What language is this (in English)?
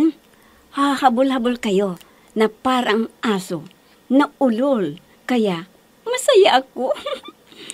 Filipino